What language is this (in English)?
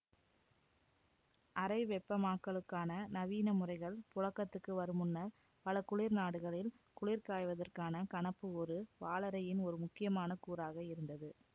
Tamil